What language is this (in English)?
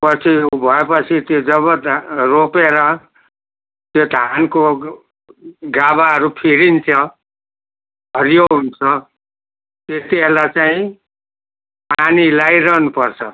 Nepali